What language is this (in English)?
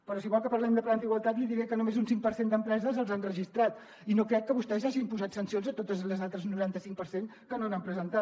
Catalan